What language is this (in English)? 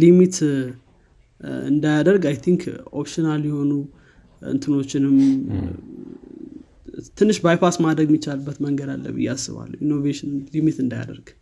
Amharic